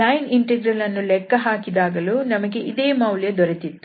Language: Kannada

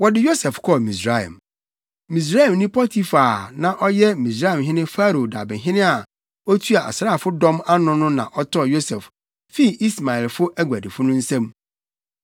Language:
Akan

